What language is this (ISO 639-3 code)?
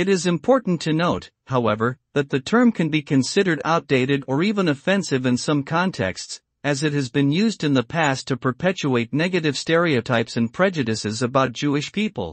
eng